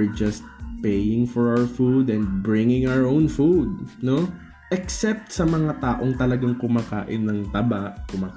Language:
Filipino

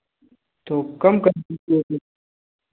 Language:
Hindi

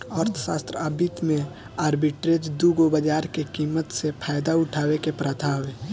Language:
Bhojpuri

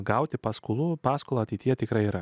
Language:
Lithuanian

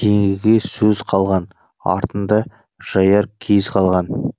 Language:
Kazakh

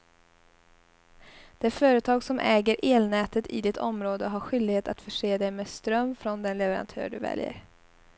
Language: Swedish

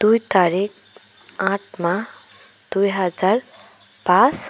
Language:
Assamese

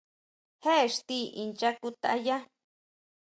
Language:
Huautla Mazatec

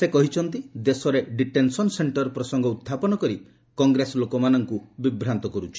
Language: Odia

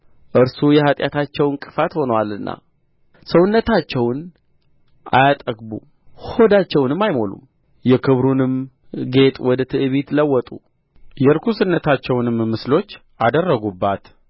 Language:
Amharic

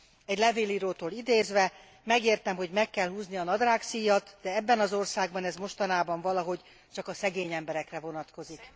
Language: Hungarian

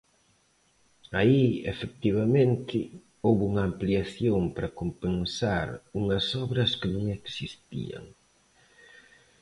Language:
Galician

